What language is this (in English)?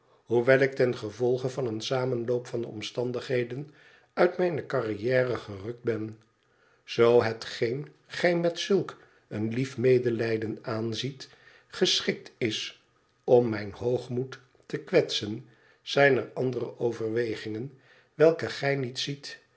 Dutch